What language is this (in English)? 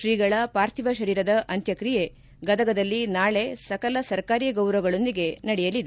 Kannada